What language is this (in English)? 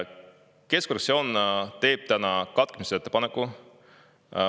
Estonian